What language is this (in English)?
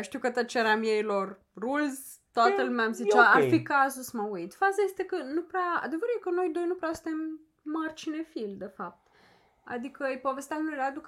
Romanian